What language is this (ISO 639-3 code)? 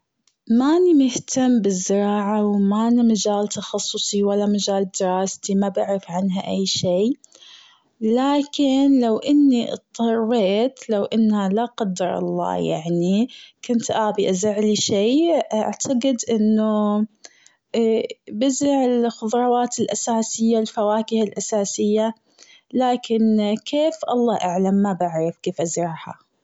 afb